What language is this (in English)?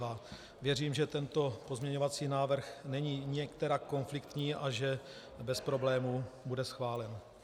Czech